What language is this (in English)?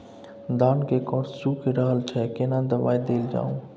Maithili